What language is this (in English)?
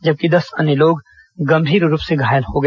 Hindi